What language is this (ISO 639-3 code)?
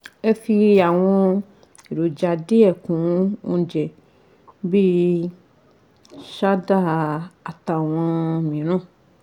yor